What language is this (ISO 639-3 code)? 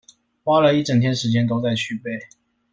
zho